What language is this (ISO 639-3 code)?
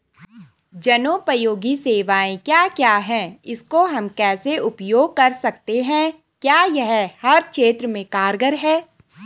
hin